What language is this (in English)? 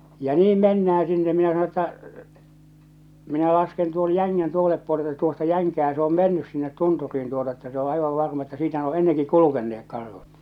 Finnish